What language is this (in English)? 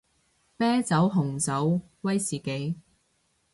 Cantonese